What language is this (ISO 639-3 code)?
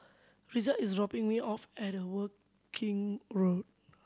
eng